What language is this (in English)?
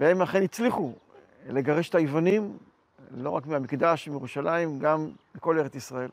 Hebrew